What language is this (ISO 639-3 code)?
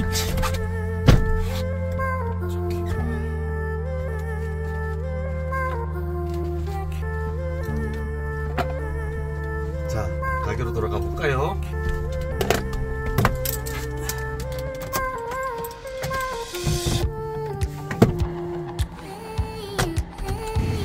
kor